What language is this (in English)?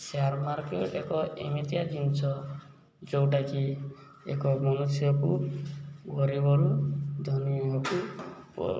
Odia